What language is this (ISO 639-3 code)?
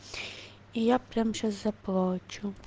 rus